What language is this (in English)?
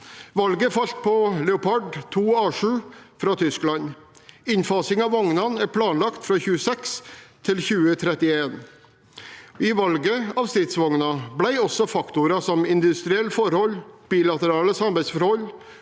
Norwegian